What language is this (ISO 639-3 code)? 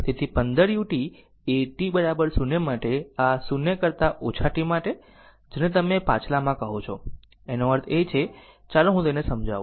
guj